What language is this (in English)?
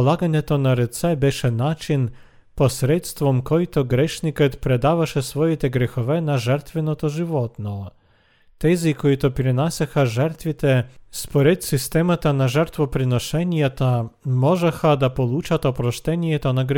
Bulgarian